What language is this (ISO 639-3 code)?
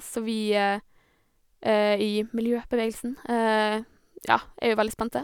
nor